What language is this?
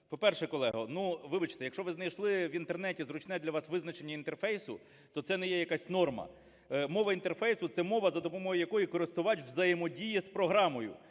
Ukrainian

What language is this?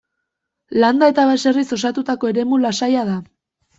Basque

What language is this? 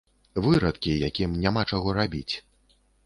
Belarusian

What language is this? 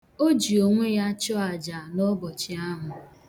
Igbo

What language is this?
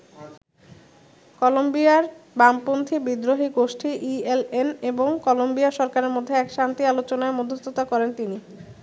Bangla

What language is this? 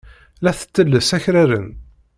Kabyle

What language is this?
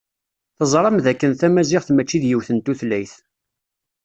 Kabyle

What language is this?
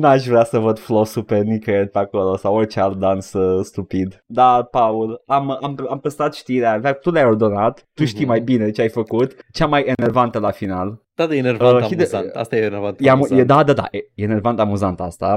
Romanian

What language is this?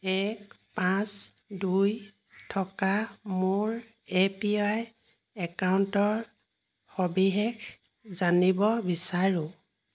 Assamese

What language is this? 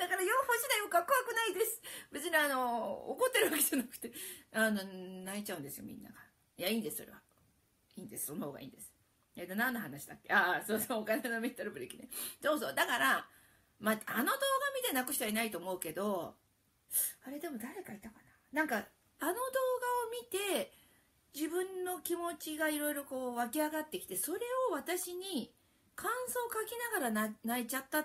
Japanese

